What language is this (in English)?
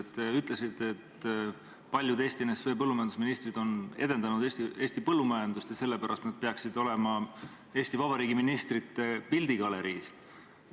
Estonian